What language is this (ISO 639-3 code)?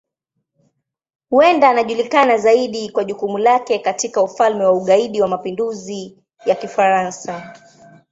swa